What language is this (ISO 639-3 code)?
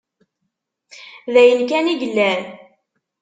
kab